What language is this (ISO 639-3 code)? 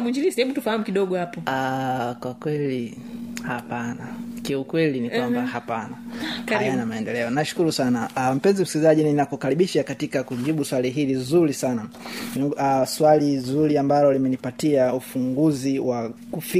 swa